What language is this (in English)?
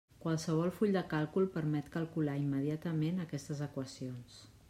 Catalan